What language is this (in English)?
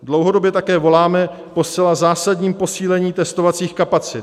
Czech